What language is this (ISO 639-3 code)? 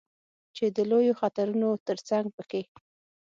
pus